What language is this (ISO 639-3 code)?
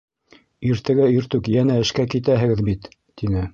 bak